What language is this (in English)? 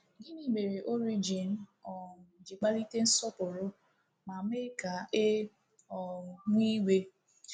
Igbo